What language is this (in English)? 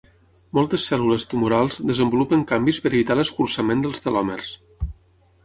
Catalan